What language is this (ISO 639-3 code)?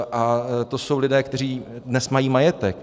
ces